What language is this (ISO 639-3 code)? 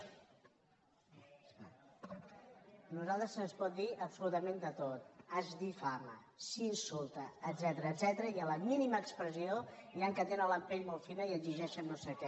cat